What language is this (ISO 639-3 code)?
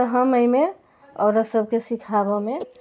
mai